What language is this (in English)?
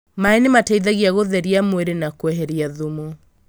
Kikuyu